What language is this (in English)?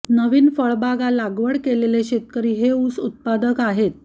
Marathi